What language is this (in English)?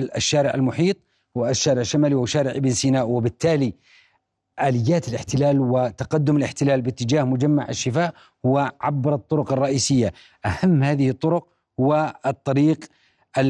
Arabic